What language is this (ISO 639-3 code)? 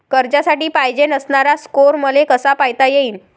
mar